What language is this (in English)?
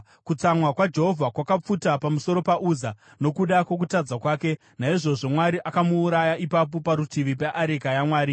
Shona